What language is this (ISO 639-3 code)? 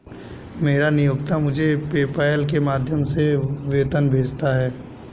hin